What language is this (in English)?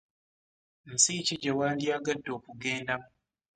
Ganda